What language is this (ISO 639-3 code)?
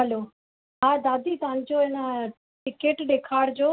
snd